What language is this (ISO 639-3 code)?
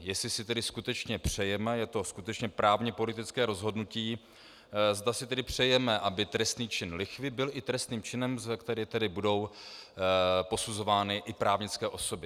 ces